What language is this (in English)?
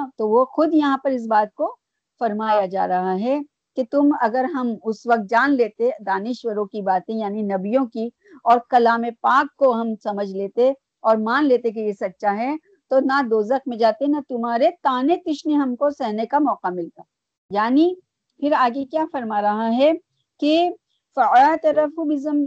Urdu